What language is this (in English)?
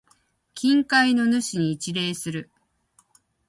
Japanese